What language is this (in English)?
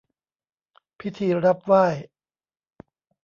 Thai